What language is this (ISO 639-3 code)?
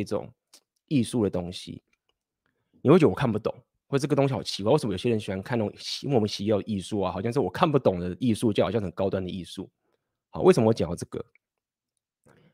zho